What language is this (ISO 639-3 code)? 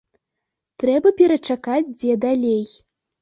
bel